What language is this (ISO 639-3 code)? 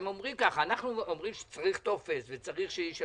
heb